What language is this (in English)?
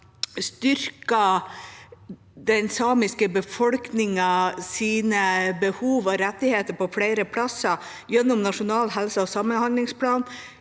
Norwegian